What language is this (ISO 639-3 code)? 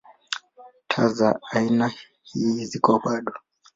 swa